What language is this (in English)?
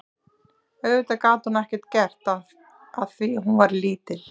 Icelandic